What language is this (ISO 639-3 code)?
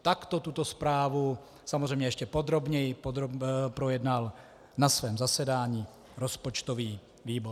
ces